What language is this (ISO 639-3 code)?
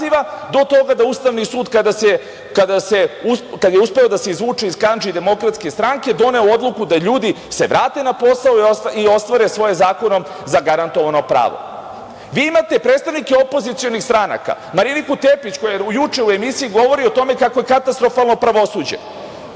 srp